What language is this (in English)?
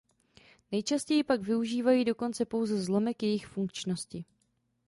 Czech